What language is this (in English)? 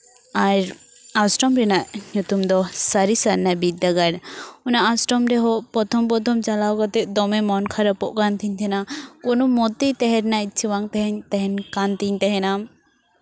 Santali